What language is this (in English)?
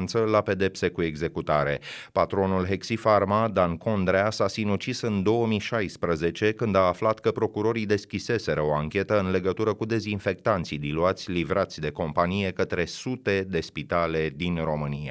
Romanian